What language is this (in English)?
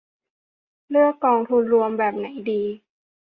Thai